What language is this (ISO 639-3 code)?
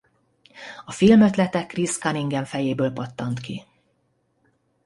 hun